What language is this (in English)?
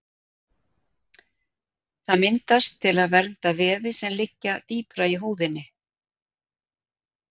Icelandic